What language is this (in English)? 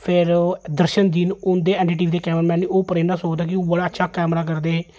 Dogri